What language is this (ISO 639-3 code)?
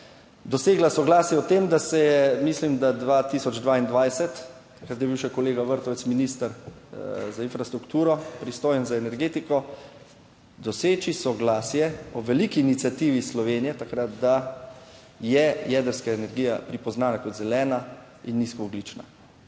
slv